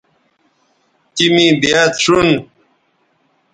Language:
Bateri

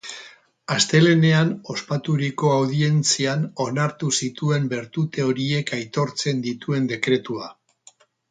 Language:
Basque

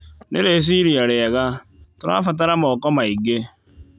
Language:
Kikuyu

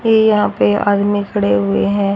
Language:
Hindi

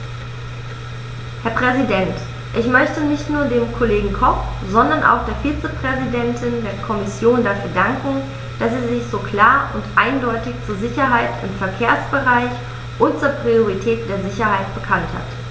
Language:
German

